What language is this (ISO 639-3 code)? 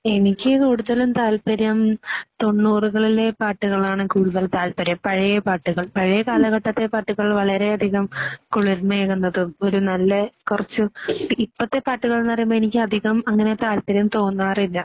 mal